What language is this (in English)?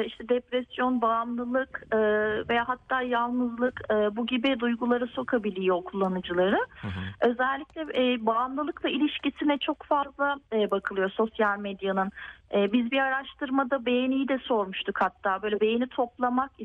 Turkish